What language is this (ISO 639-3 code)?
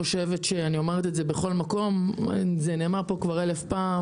heb